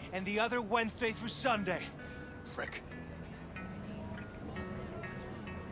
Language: Turkish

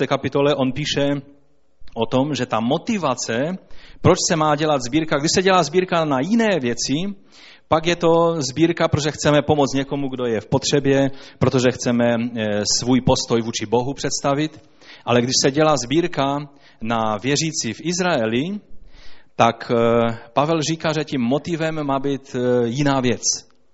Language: Czech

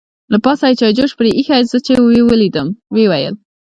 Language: Pashto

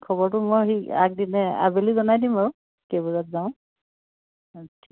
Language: Assamese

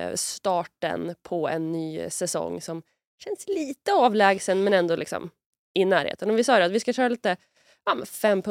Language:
Swedish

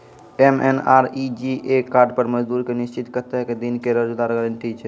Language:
Maithili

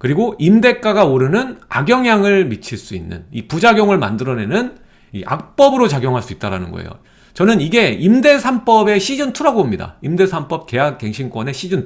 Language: Korean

